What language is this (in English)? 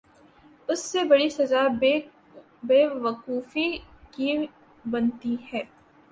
Urdu